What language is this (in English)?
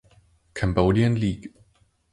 German